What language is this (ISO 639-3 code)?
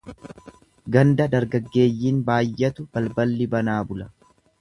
orm